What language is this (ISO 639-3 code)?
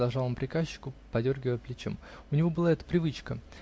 rus